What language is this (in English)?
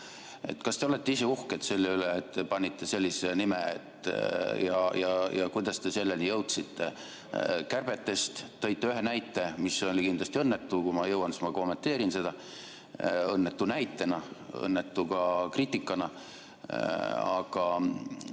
Estonian